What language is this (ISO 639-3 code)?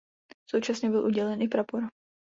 ces